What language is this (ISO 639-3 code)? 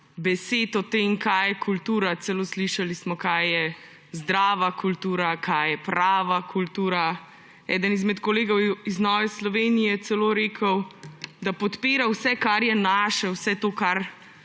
slv